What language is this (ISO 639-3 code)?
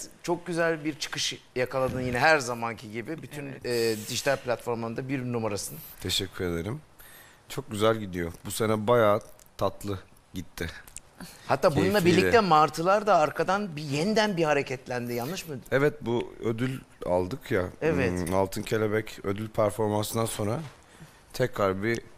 tur